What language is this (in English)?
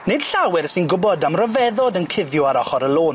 Welsh